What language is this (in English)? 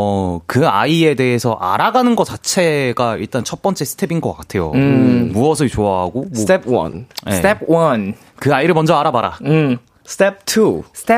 Korean